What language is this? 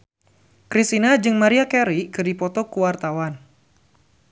Sundanese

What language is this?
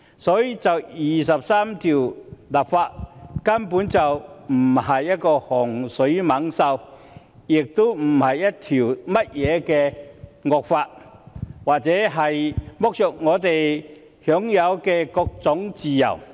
Cantonese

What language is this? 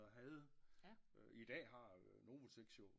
Danish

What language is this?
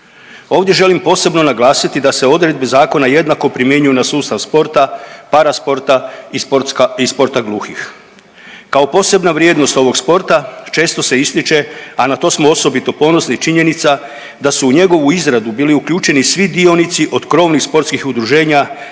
Croatian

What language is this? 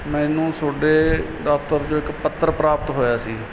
Punjabi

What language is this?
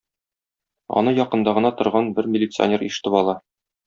Tatar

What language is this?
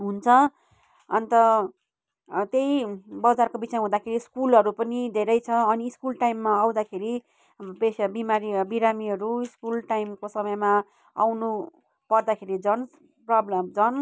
Nepali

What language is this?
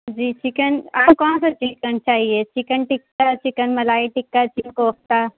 Urdu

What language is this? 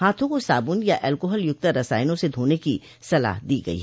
Hindi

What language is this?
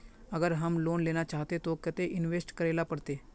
Magahi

